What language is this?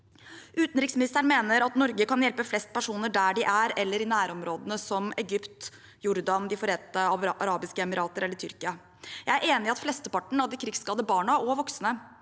Norwegian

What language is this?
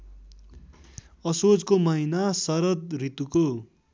Nepali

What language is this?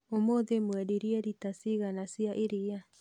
Kikuyu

